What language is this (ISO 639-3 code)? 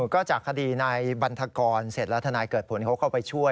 tha